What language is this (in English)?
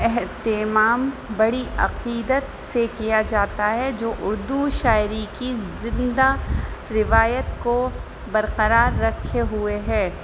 Urdu